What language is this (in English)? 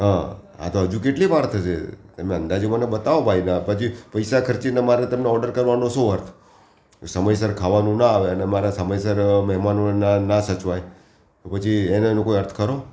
Gujarati